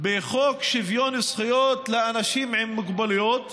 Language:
Hebrew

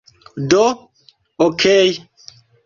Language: Esperanto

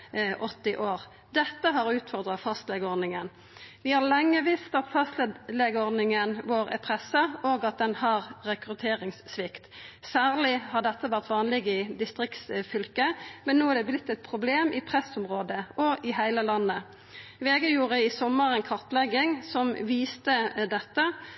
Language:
Norwegian Nynorsk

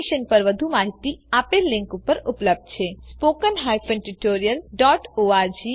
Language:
Gujarati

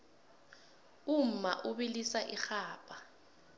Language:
South Ndebele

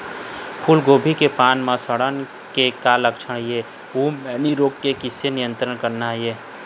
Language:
Chhattisgarhi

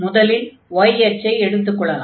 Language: Tamil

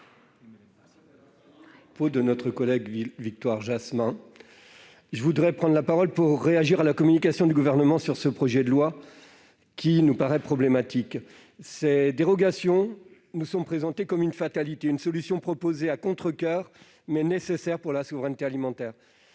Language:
French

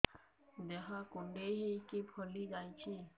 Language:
Odia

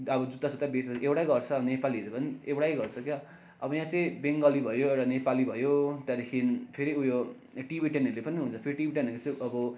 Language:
Nepali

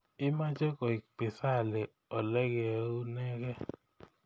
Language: Kalenjin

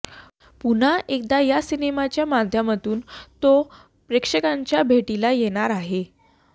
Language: Marathi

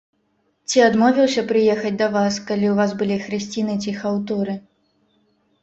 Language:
Belarusian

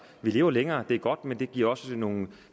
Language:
Danish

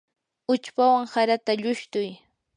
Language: Yanahuanca Pasco Quechua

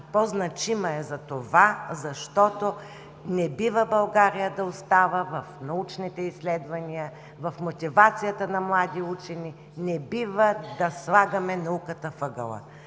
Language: Bulgarian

